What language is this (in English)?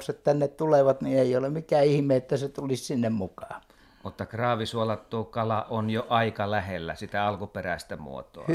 Finnish